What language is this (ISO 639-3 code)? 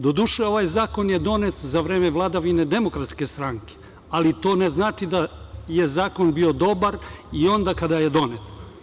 srp